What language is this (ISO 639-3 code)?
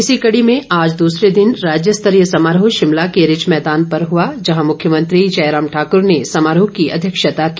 hin